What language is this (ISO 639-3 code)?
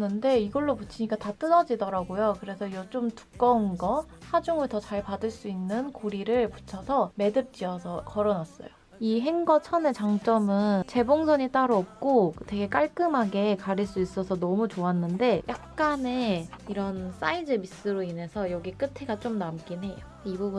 kor